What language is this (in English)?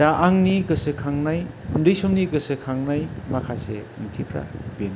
Bodo